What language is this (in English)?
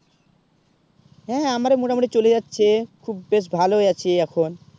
Bangla